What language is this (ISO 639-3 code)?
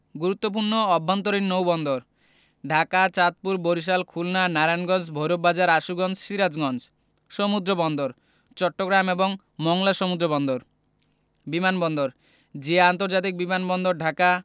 ben